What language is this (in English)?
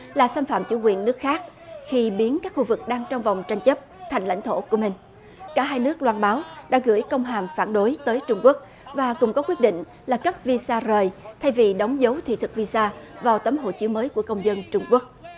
Vietnamese